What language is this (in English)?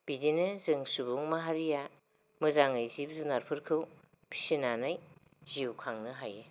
Bodo